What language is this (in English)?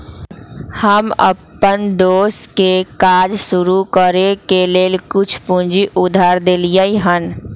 Magahi